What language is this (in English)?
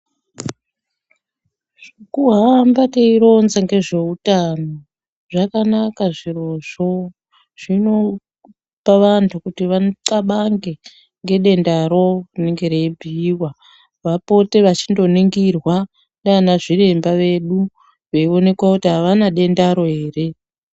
Ndau